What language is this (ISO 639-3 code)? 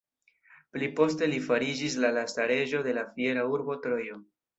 epo